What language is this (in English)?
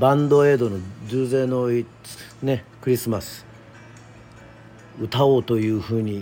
Japanese